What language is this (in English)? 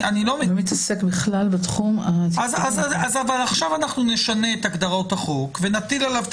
Hebrew